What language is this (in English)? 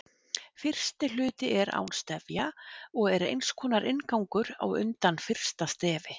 Icelandic